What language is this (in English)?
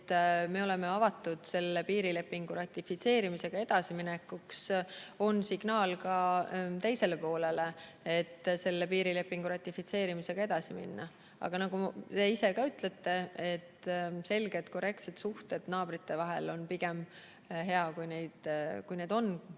Estonian